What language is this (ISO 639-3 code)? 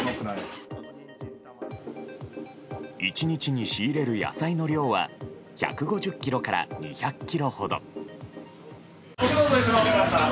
jpn